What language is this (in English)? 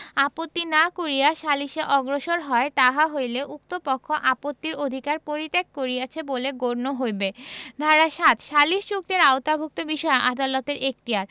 Bangla